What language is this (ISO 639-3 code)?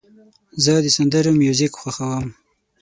pus